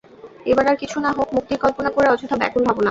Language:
Bangla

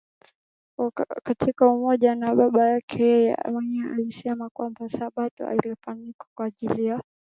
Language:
Swahili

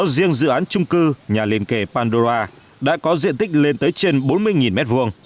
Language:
Vietnamese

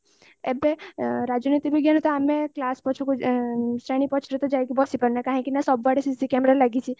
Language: Odia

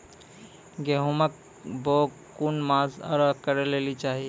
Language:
Maithili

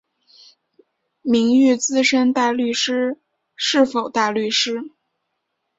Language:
Chinese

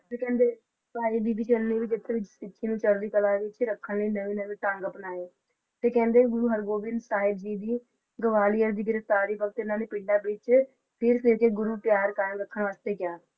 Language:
Punjabi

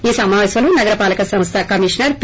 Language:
Telugu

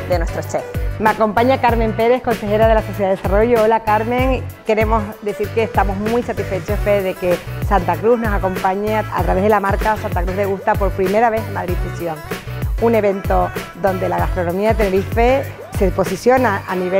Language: Spanish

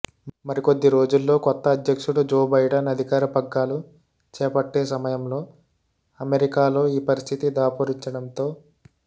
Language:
Telugu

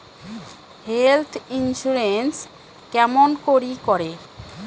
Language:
Bangla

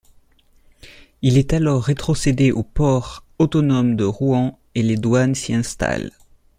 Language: French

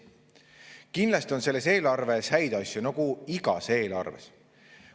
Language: Estonian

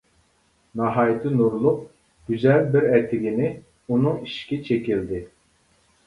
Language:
Uyghur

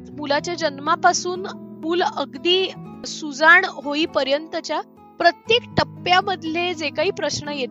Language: Marathi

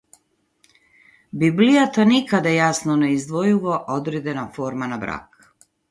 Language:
Macedonian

